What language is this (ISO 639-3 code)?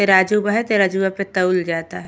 bho